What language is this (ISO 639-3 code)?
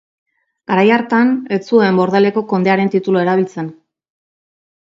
eus